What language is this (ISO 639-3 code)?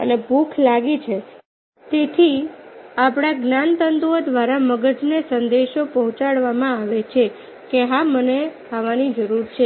guj